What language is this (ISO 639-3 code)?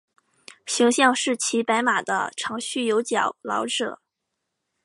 zho